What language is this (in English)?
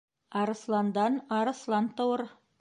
Bashkir